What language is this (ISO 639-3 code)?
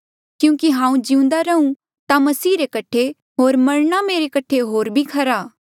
mjl